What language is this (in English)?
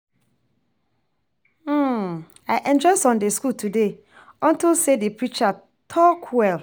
Nigerian Pidgin